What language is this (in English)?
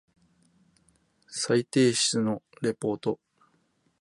Japanese